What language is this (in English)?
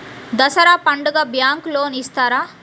Telugu